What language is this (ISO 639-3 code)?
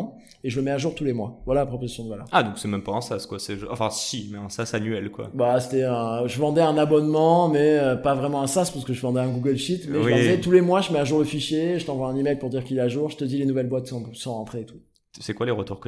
fra